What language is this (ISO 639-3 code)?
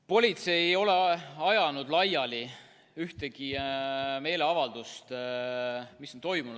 est